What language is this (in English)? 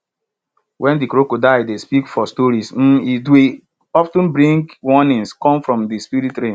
Nigerian Pidgin